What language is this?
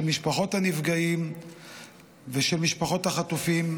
Hebrew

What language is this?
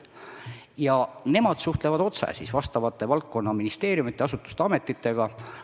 Estonian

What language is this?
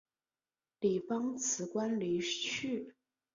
Chinese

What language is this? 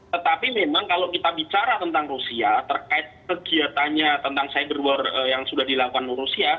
Indonesian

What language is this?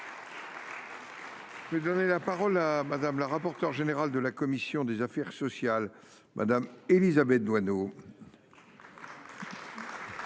French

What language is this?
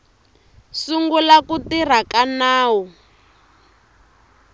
Tsonga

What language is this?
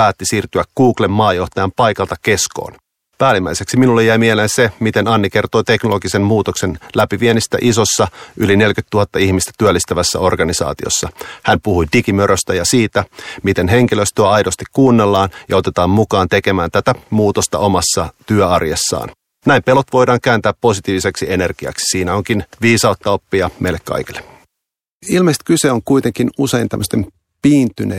Finnish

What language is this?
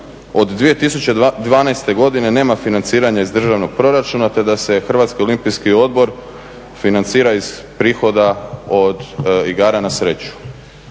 Croatian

